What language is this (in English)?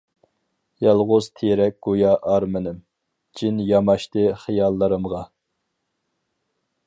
Uyghur